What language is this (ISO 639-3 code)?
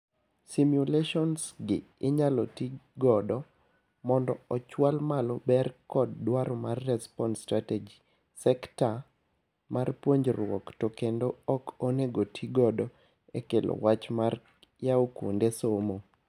luo